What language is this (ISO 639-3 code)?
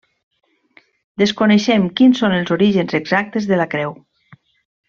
cat